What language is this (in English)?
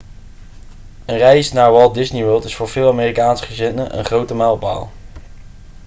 Dutch